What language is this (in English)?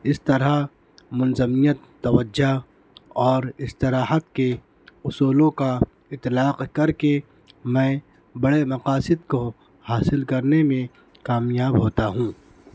Urdu